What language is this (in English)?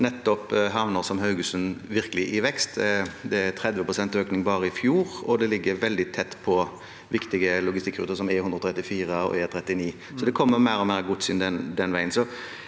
Norwegian